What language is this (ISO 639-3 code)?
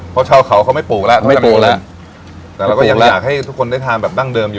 tha